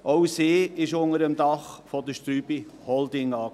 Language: Swiss German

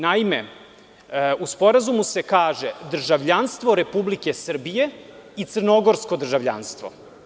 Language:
Serbian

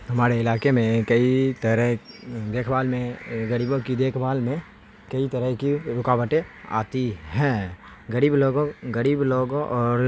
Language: Urdu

